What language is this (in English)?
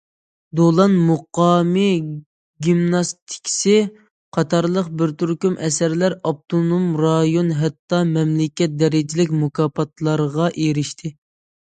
Uyghur